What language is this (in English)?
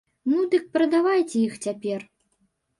Belarusian